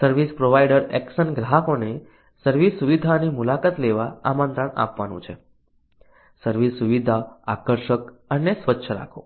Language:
Gujarati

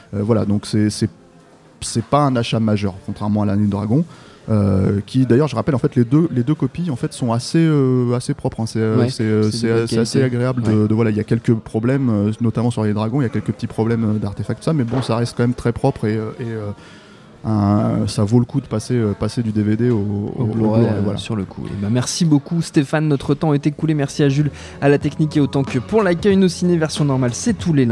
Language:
French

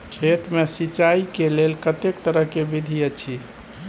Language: Maithili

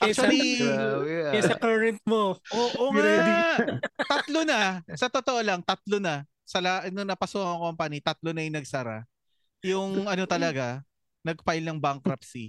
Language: Filipino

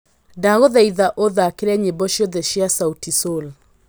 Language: Kikuyu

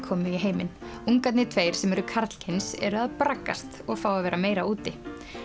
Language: Icelandic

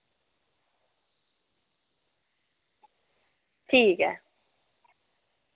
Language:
Dogri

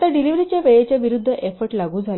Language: Marathi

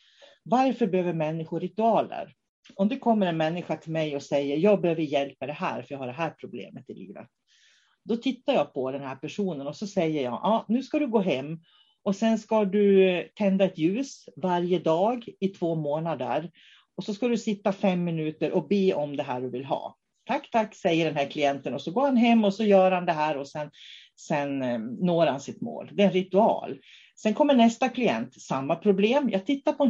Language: Swedish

